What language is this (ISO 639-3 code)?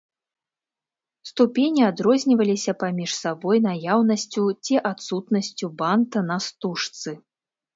bel